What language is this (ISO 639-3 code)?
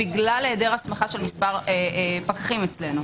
heb